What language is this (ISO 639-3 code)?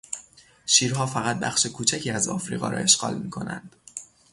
fas